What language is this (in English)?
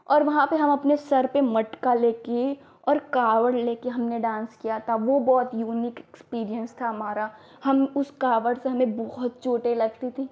Hindi